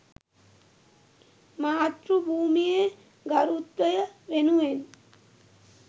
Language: Sinhala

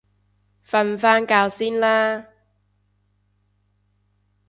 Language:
Cantonese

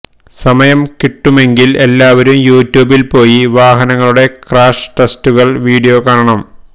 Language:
Malayalam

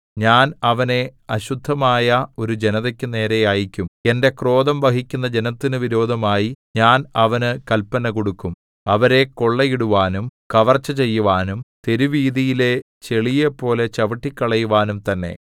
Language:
Malayalam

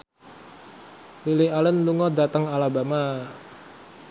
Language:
Javanese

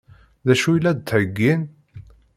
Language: Kabyle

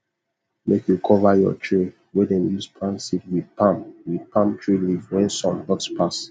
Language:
Nigerian Pidgin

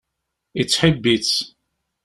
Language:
Kabyle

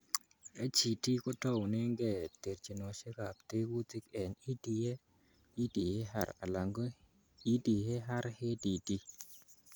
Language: Kalenjin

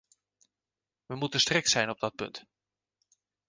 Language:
Dutch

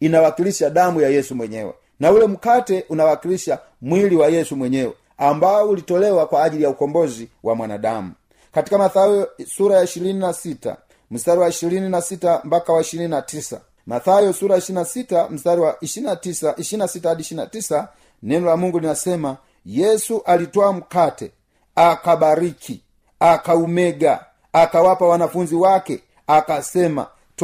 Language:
Swahili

